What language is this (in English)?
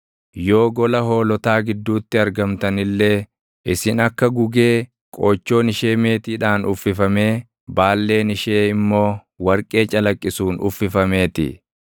Oromo